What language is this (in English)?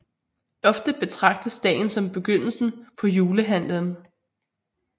Danish